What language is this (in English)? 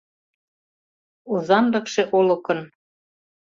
Mari